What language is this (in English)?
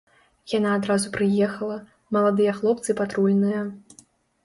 Belarusian